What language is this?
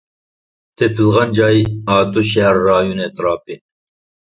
Uyghur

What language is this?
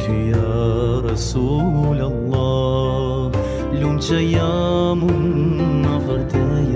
Arabic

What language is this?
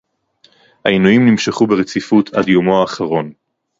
Hebrew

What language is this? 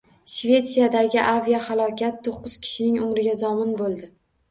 Uzbek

